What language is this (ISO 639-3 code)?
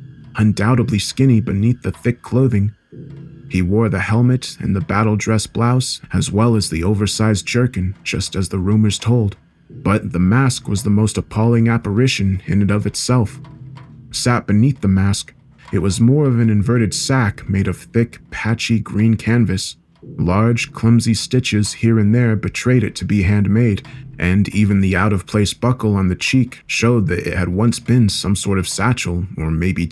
eng